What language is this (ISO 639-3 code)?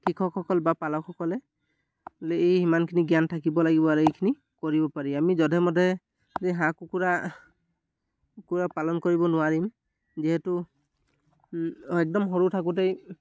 asm